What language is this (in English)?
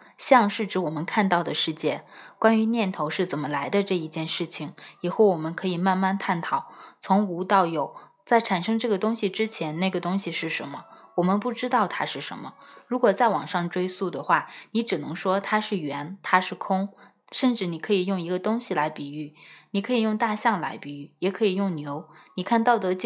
Chinese